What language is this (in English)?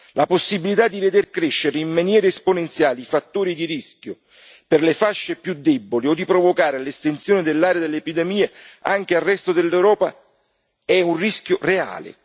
Italian